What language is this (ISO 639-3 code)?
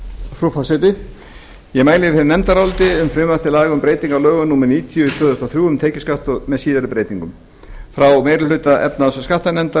isl